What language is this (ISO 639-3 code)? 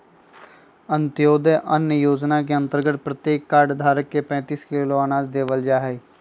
mag